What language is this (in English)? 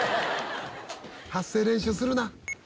Japanese